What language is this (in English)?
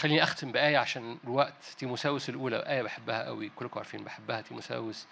Arabic